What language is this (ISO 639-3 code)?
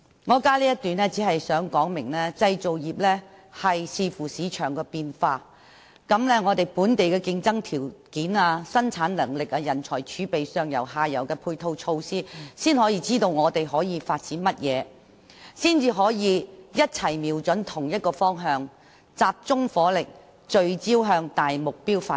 yue